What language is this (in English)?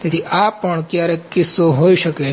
Gujarati